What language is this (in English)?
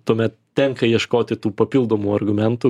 Lithuanian